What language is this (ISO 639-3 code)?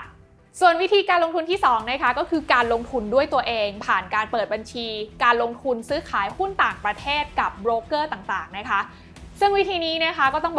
tha